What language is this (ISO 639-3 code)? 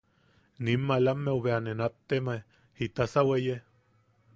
yaq